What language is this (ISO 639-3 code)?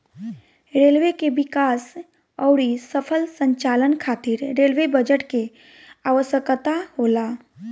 bho